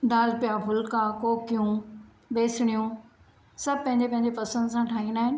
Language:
Sindhi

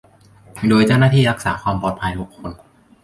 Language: Thai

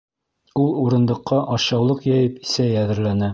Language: Bashkir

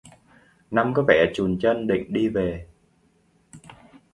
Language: Vietnamese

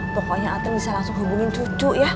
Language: Indonesian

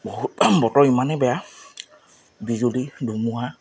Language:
Assamese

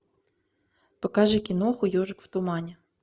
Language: Russian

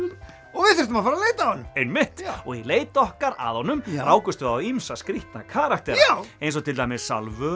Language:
Icelandic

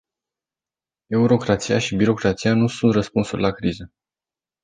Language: Romanian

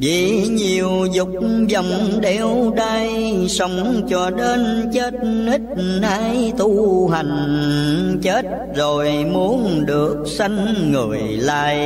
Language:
Vietnamese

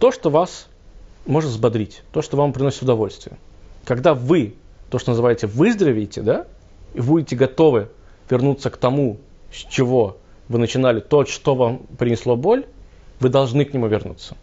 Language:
Russian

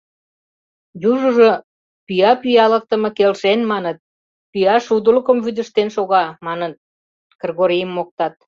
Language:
Mari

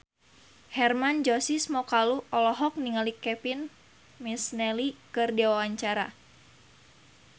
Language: Sundanese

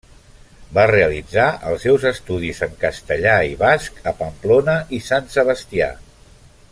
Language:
Catalan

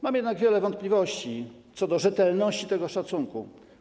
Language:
Polish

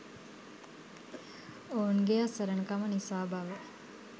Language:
Sinhala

